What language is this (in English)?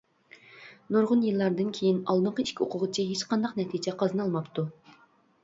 Uyghur